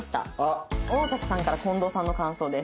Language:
Japanese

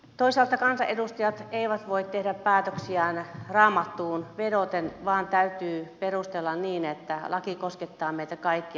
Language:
Finnish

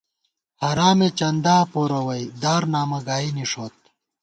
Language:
Gawar-Bati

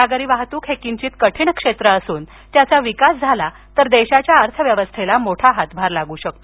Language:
Marathi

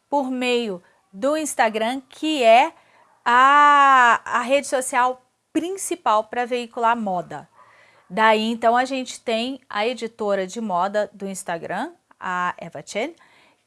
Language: Portuguese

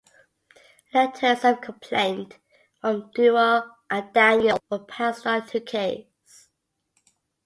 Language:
English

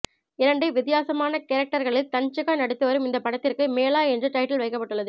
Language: Tamil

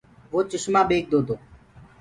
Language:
Gurgula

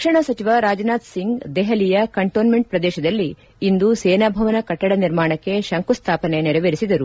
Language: Kannada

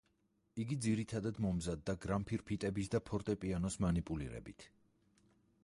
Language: Georgian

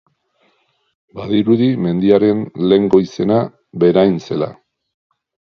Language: Basque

